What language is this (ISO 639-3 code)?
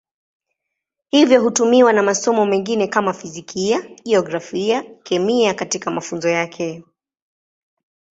swa